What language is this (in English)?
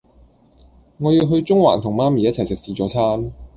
Cantonese